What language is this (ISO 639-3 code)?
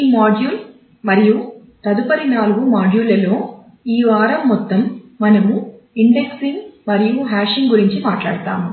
tel